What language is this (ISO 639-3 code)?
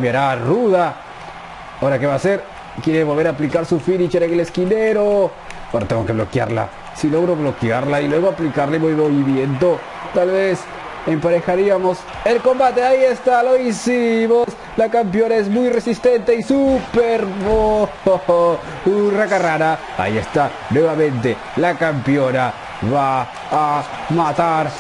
spa